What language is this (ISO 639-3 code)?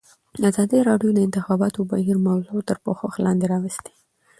pus